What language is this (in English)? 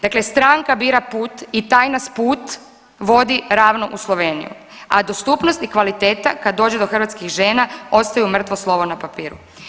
Croatian